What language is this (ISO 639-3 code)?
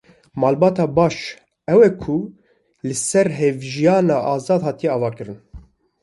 kur